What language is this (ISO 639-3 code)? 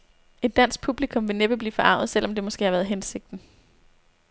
dan